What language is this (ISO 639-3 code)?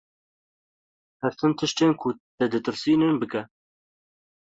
kur